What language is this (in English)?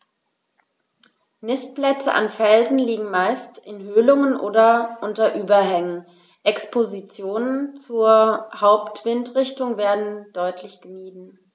German